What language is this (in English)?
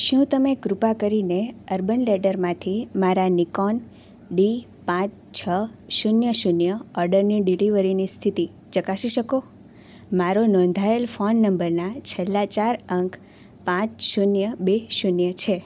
Gujarati